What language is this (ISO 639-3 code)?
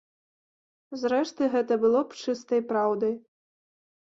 bel